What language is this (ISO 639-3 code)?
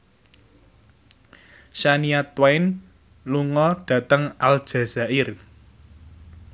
jav